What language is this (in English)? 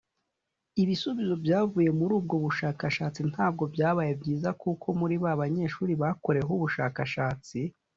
Kinyarwanda